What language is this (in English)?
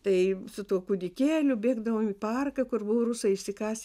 Lithuanian